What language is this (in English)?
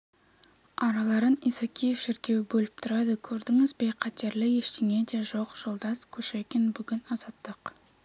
Kazakh